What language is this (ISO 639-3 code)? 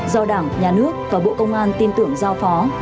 vie